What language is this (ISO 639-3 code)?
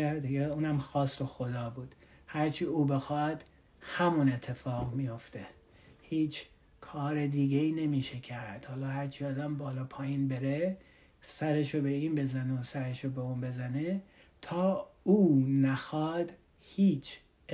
fas